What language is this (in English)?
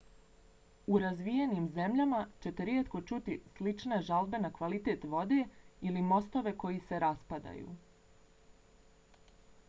Bosnian